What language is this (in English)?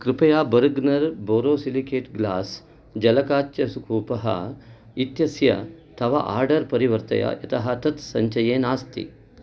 Sanskrit